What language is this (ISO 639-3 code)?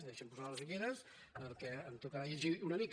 cat